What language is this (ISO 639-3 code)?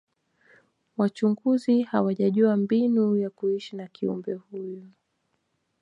swa